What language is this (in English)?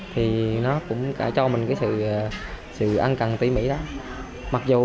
Vietnamese